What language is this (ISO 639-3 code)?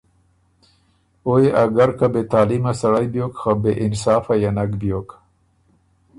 oru